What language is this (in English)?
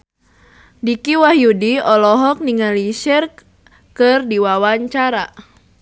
Sundanese